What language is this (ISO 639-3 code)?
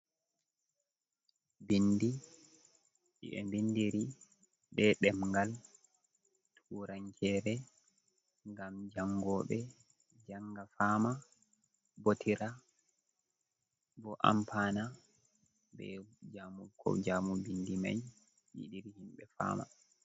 ful